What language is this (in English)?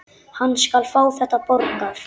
Icelandic